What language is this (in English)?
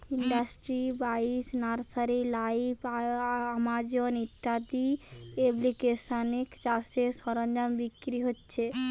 Bangla